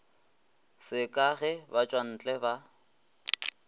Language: Northern Sotho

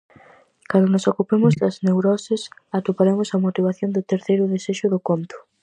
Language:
Galician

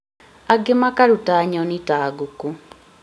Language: Kikuyu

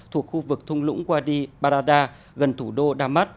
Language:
Vietnamese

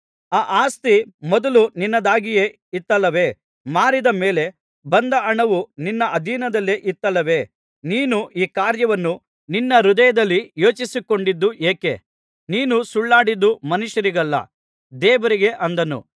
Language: Kannada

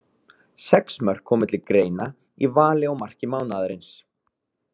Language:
Icelandic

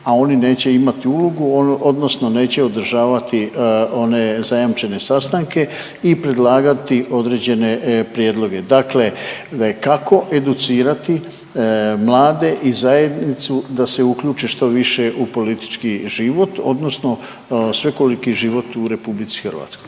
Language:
Croatian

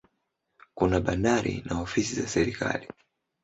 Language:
Swahili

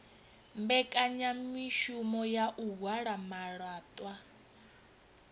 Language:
Venda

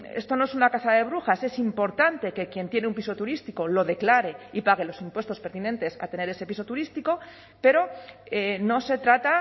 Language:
Spanish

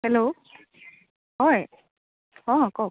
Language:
Assamese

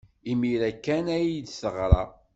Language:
Kabyle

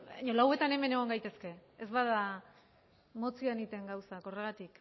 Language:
Basque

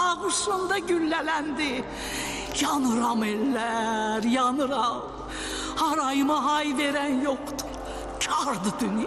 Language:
Turkish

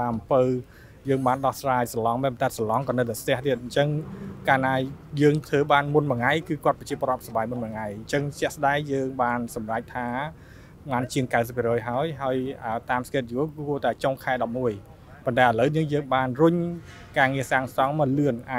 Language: Thai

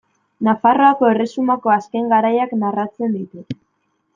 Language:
Basque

